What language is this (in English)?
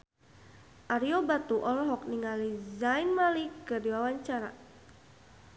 Sundanese